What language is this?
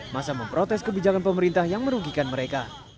Indonesian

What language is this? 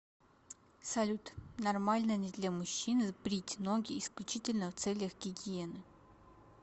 Russian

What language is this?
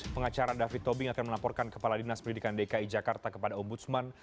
Indonesian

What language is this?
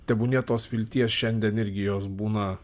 Lithuanian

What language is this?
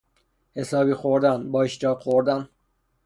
Persian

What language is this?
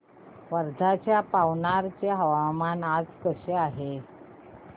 Marathi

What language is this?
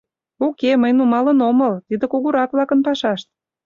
Mari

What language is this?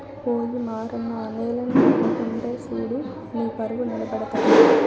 Telugu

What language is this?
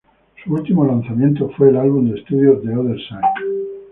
Spanish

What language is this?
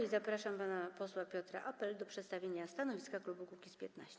Polish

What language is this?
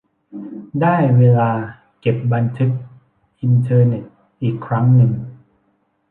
Thai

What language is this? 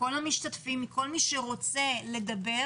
Hebrew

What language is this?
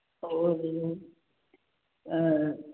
Punjabi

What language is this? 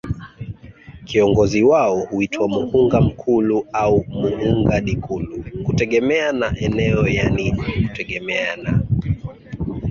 Swahili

